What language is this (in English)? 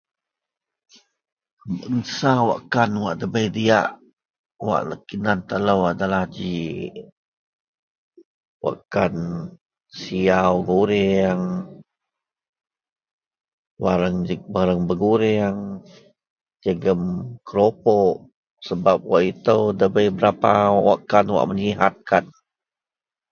Central Melanau